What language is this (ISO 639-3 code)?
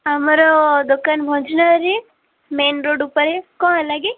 ori